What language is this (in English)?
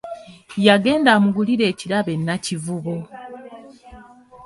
Ganda